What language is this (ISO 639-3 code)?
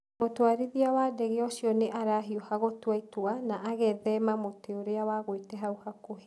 kik